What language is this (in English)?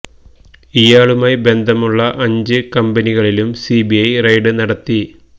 Malayalam